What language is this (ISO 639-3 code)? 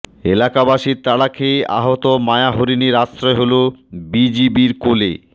ben